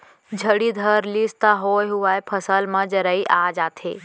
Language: Chhattisgarhi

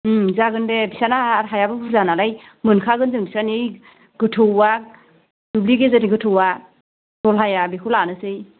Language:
Bodo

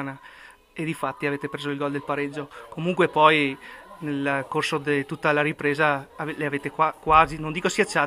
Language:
Italian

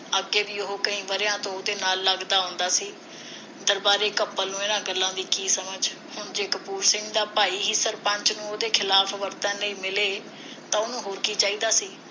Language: Punjabi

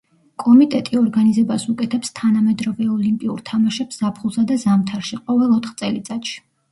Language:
Georgian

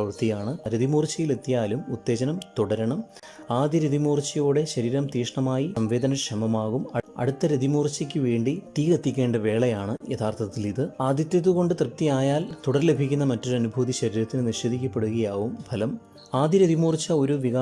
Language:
Malayalam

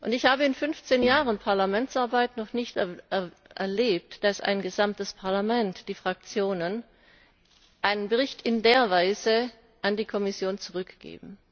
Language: German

